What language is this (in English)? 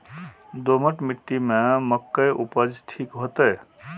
Maithili